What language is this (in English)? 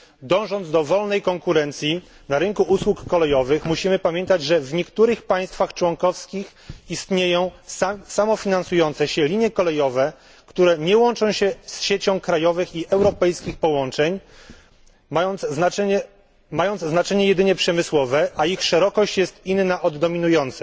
Polish